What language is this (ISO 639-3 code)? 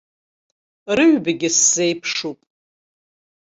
abk